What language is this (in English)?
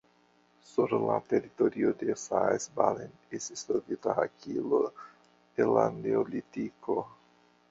Esperanto